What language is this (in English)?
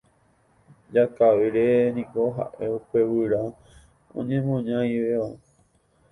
Guarani